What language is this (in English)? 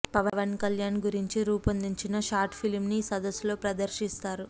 Telugu